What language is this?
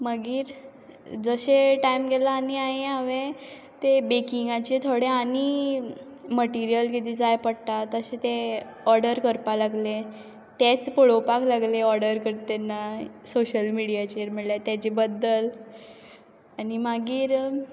Konkani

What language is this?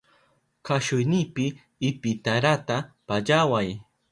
Southern Pastaza Quechua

